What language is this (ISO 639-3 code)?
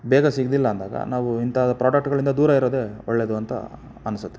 kan